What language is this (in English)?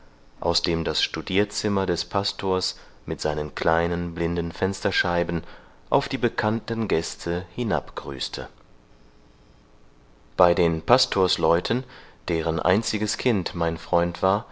German